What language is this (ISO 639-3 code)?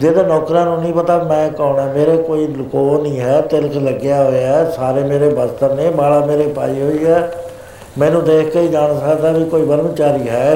pan